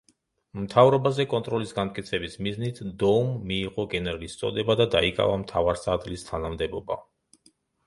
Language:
Georgian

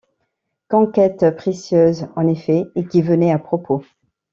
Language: French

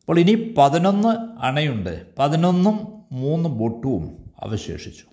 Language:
Malayalam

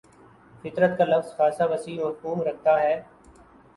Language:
Urdu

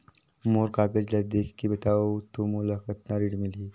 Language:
Chhattisgarhi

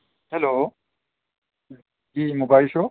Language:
Urdu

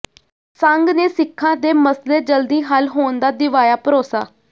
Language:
Punjabi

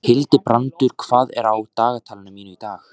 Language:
Icelandic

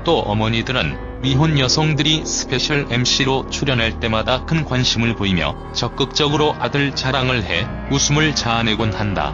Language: Korean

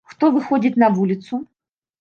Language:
Belarusian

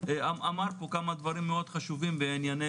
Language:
Hebrew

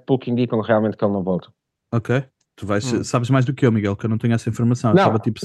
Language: Portuguese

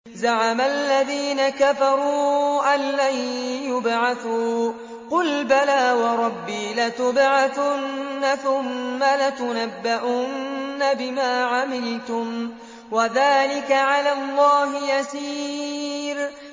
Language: Arabic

